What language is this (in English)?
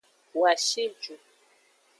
Aja (Benin)